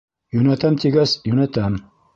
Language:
Bashkir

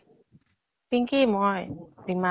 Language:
Assamese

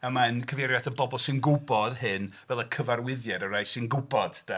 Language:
Welsh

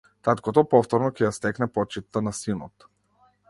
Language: Macedonian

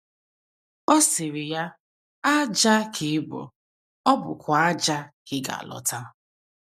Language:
Igbo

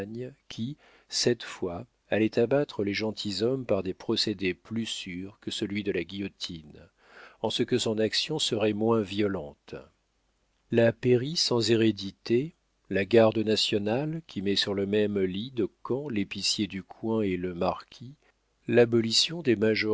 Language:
French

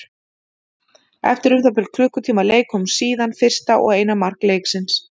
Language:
Icelandic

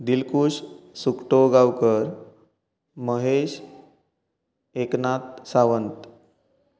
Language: Konkani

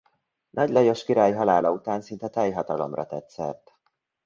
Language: Hungarian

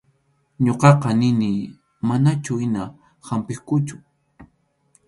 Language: Arequipa-La Unión Quechua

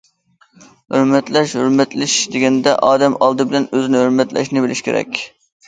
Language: Uyghur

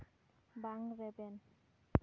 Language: Santali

